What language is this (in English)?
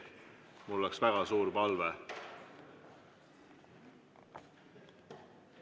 Estonian